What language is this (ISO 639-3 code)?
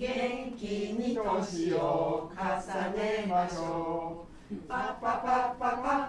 jpn